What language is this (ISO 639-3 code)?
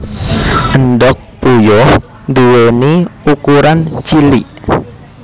jav